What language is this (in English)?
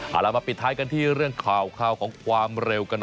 Thai